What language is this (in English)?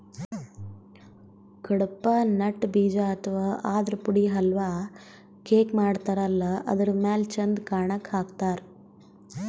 Kannada